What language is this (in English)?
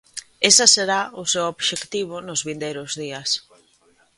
Galician